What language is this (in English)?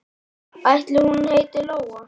Icelandic